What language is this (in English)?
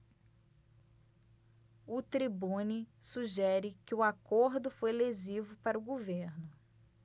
Portuguese